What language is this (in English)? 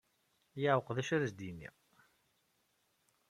Kabyle